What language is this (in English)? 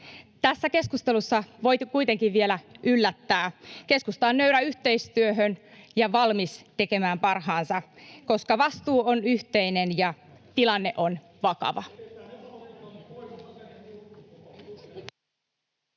Finnish